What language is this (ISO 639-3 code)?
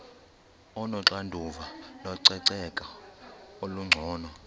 xho